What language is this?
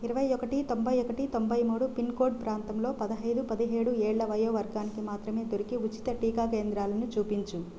Telugu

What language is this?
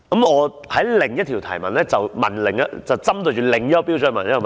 Cantonese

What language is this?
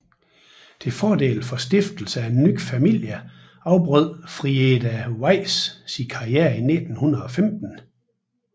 Danish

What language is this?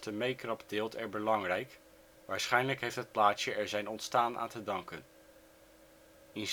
Dutch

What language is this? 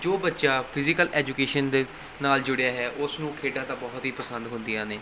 Punjabi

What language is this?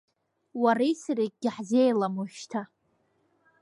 Abkhazian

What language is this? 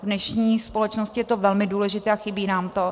Czech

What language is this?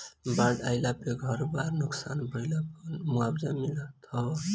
Bhojpuri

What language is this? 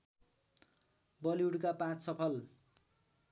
Nepali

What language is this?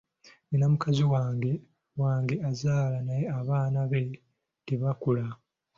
Ganda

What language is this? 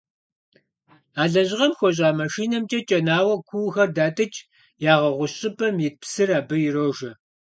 Kabardian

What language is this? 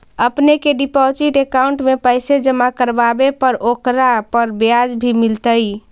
Magahi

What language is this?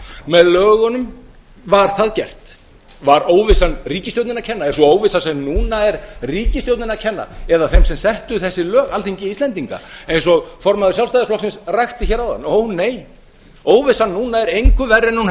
Icelandic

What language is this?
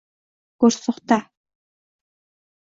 Uzbek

